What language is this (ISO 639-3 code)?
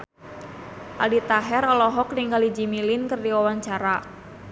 sun